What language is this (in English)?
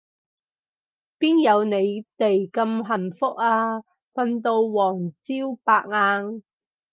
Cantonese